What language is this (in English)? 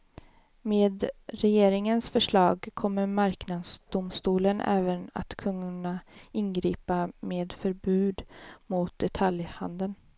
Swedish